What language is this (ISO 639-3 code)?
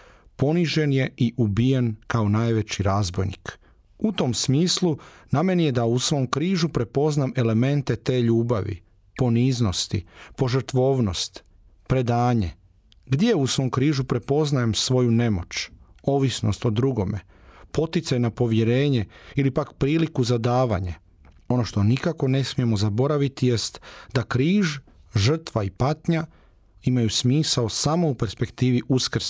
hrv